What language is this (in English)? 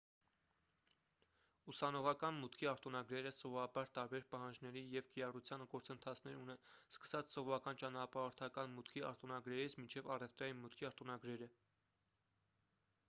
Armenian